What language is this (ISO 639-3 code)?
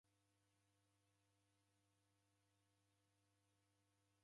dav